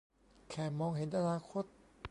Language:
Thai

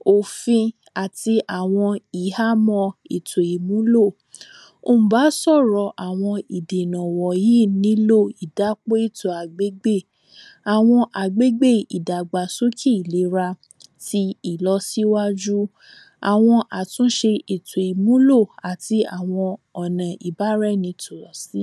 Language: Yoruba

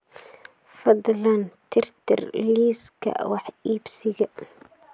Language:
Somali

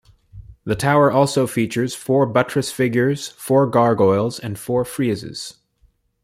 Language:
English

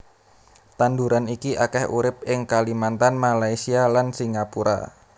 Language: Javanese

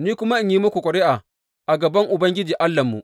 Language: Hausa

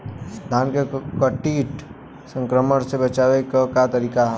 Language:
Bhojpuri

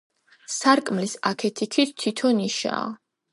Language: Georgian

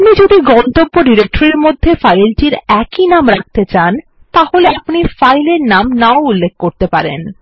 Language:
Bangla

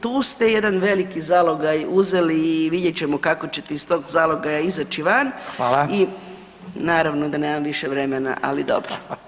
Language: Croatian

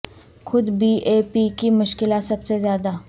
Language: Urdu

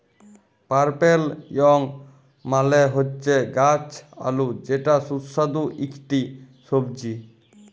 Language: Bangla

